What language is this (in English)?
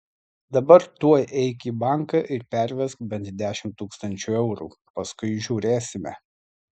Lithuanian